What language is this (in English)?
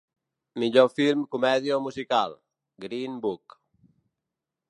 Catalan